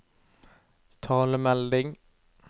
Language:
Norwegian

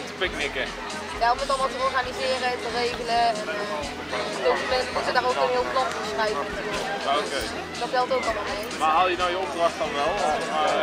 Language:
Dutch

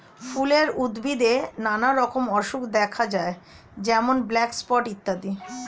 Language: Bangla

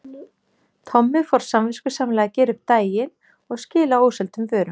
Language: Icelandic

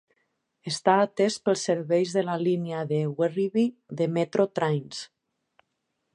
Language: Catalan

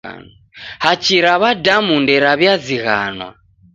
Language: Taita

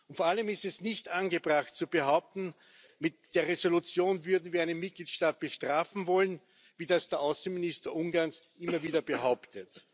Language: German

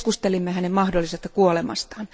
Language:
Finnish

